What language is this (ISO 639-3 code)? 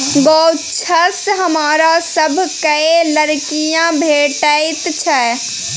mai